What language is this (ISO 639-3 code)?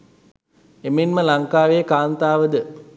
sin